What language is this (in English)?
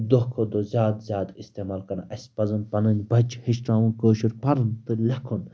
Kashmiri